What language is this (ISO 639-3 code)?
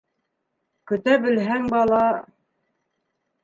bak